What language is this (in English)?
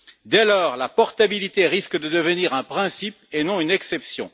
French